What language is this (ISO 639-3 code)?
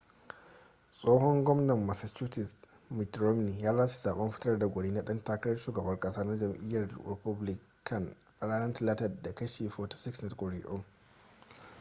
hau